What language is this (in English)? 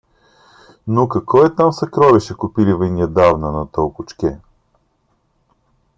Russian